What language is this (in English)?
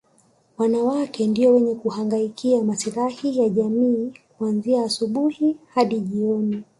Swahili